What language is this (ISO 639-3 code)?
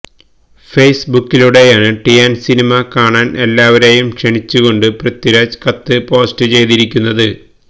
mal